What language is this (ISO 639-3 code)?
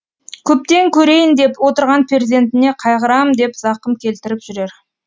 kaz